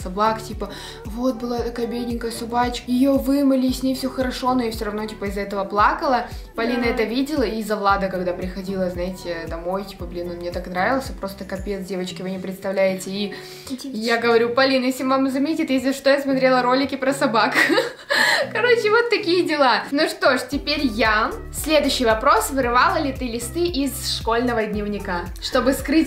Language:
Russian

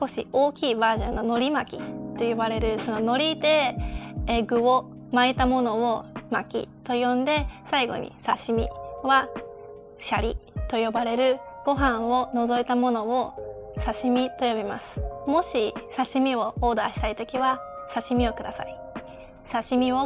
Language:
Japanese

